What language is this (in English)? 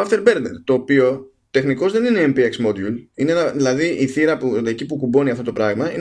Greek